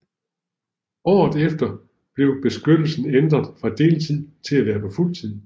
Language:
Danish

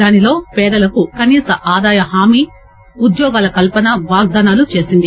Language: Telugu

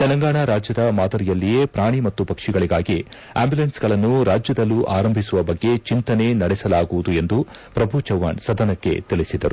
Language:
Kannada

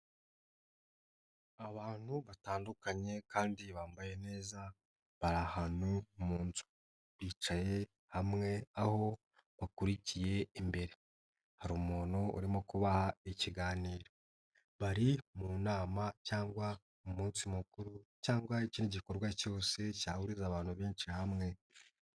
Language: Kinyarwanda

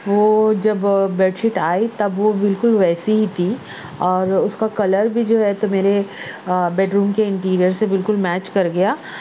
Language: Urdu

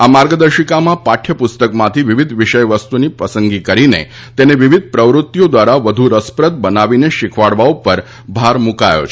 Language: Gujarati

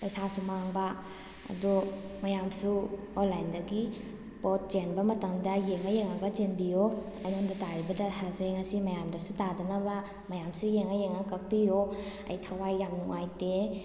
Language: Manipuri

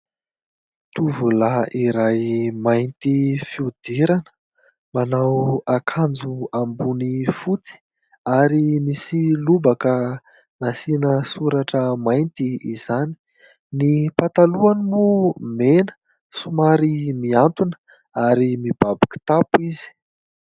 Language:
Malagasy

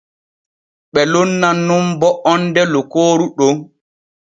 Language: Borgu Fulfulde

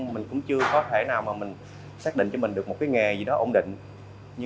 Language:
Vietnamese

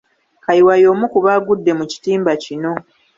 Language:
Ganda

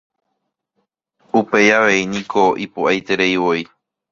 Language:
Guarani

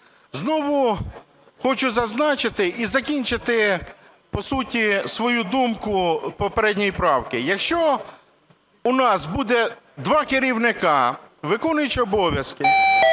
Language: Ukrainian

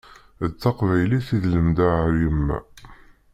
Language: Kabyle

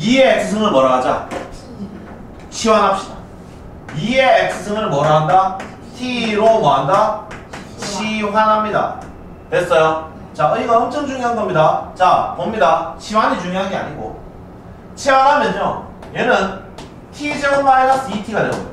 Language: Korean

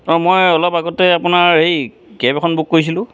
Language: Assamese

